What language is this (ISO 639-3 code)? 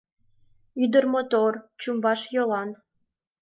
chm